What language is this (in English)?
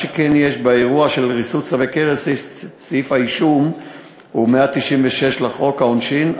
Hebrew